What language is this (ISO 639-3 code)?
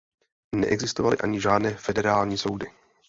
ces